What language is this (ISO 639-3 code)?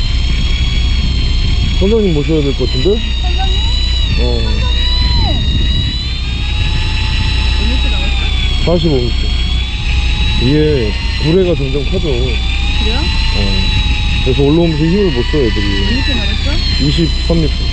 kor